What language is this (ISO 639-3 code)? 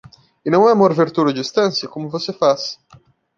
por